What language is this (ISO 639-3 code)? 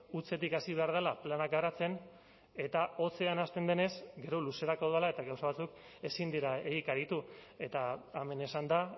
eus